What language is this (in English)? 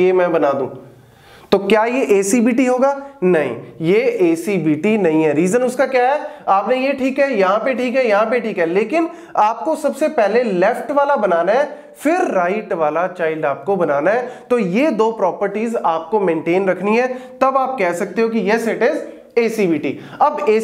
Hindi